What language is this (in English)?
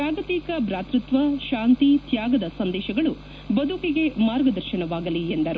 Kannada